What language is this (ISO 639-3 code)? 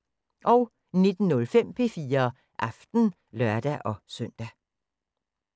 dan